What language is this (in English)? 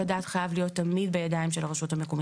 Hebrew